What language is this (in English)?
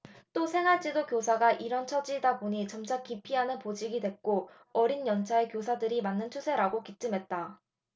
Korean